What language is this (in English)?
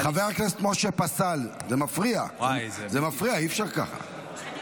Hebrew